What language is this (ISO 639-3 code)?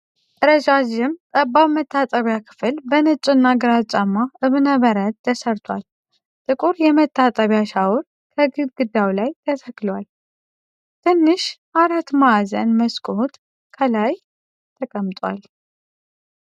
amh